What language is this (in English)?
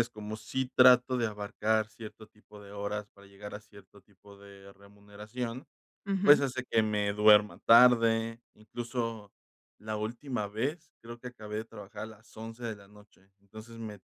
Spanish